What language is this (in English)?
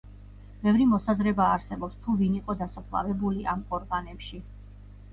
Georgian